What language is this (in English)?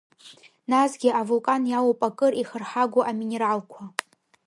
Abkhazian